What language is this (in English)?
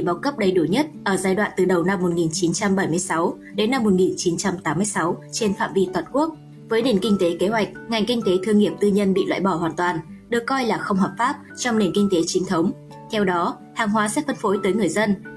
Vietnamese